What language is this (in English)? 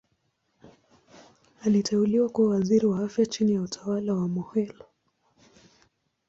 Swahili